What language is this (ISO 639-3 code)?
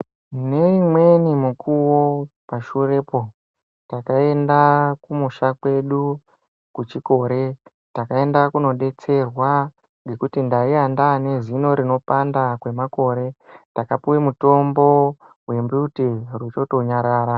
ndc